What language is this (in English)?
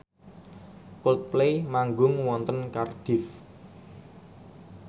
Javanese